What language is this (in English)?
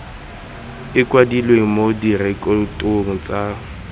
Tswana